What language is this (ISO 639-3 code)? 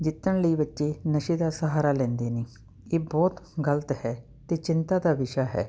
pan